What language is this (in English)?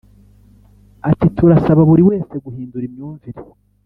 Kinyarwanda